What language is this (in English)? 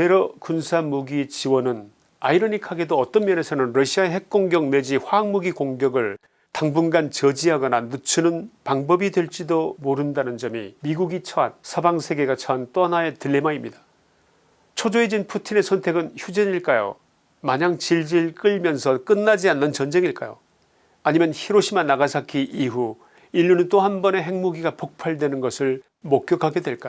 Korean